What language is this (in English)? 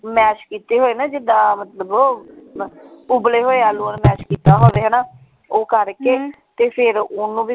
Punjabi